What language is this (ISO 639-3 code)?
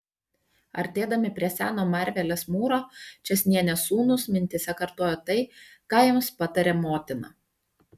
lit